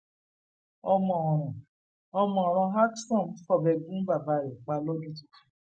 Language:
Yoruba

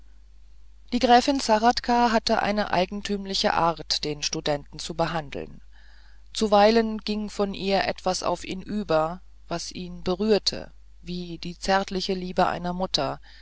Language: German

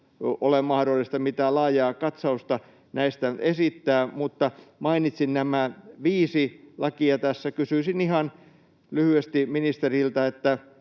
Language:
Finnish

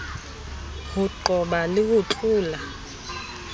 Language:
Southern Sotho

